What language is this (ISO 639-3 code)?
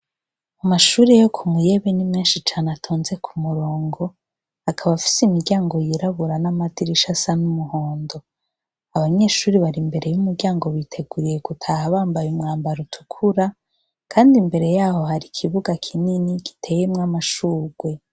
run